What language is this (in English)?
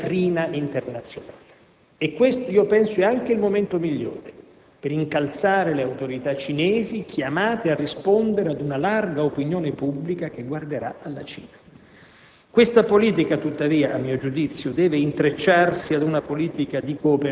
Italian